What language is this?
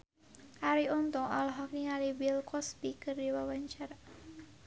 Sundanese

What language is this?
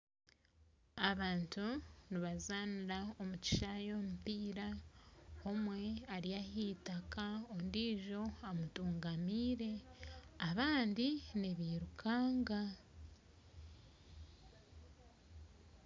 Nyankole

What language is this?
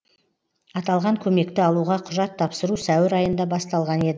Kazakh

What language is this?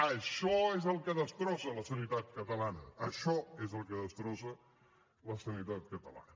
Catalan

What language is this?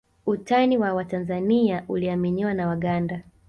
Swahili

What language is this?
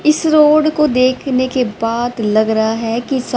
Hindi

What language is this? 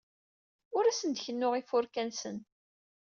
Kabyle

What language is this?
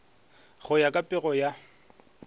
Northern Sotho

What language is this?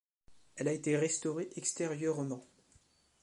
French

